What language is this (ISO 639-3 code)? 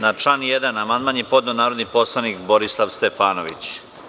srp